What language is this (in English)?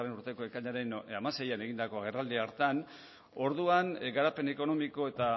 Basque